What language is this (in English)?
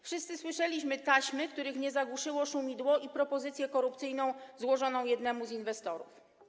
Polish